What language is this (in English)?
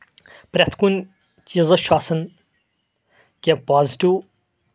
Kashmiri